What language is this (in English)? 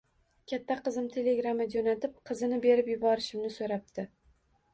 Uzbek